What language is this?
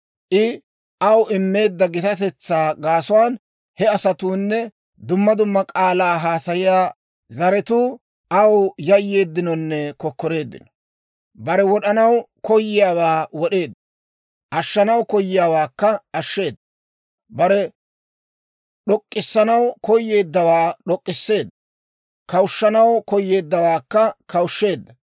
Dawro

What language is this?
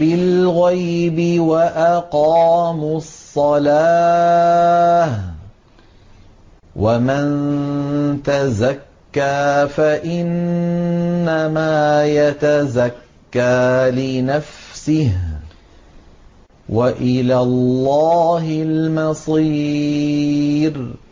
Arabic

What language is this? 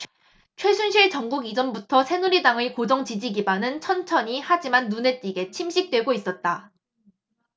Korean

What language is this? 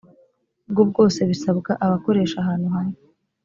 Kinyarwanda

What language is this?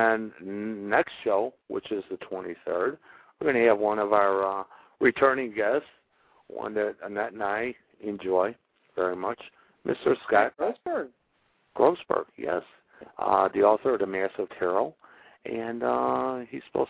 English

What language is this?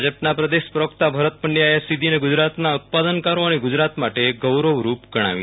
Gujarati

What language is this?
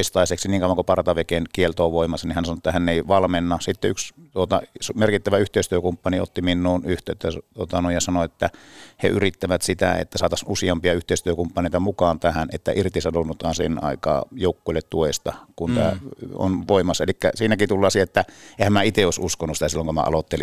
Finnish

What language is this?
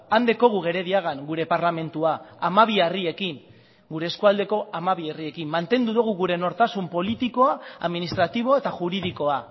Basque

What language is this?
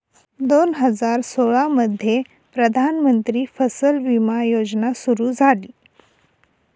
Marathi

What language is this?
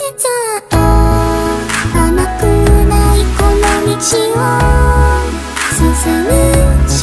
Vietnamese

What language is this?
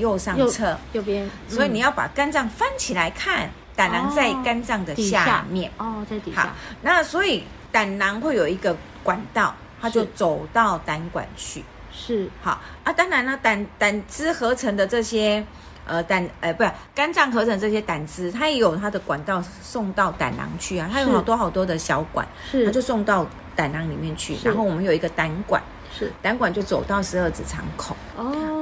Chinese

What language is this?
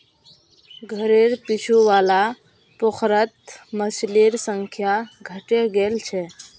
Magahi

